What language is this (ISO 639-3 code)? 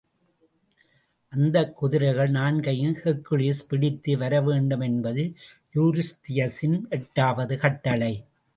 tam